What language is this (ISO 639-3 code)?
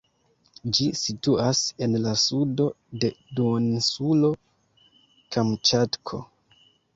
epo